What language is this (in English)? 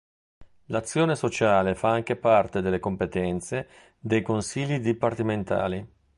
Italian